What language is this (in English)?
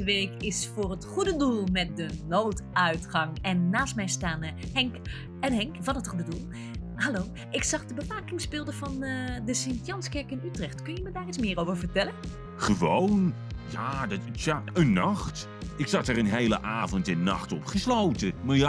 Dutch